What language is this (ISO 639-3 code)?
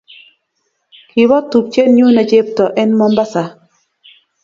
kln